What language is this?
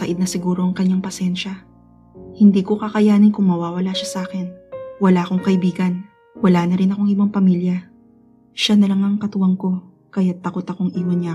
Filipino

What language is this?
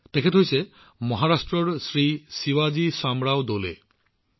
Assamese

